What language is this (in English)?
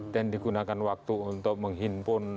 Indonesian